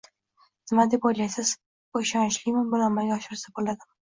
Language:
Uzbek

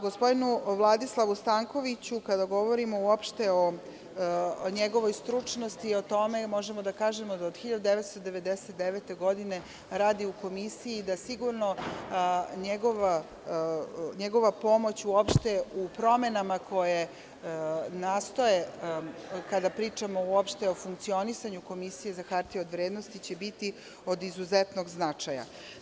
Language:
Serbian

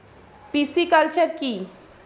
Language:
Bangla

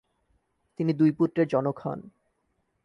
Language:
Bangla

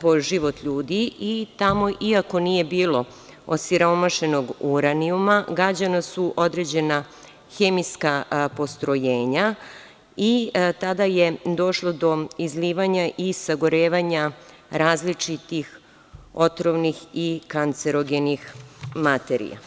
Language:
Serbian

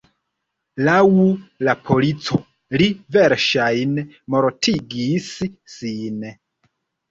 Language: Esperanto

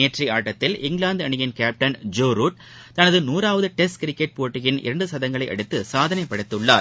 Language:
Tamil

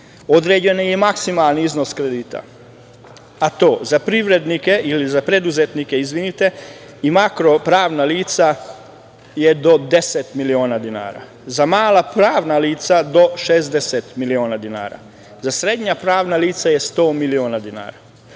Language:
Serbian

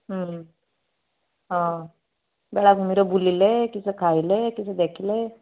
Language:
Odia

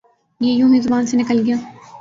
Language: Urdu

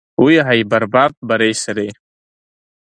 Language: Abkhazian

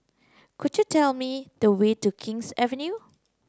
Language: English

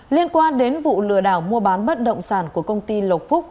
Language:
Vietnamese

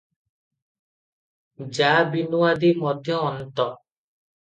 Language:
Odia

